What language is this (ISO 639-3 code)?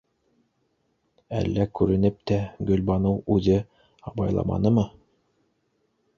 bak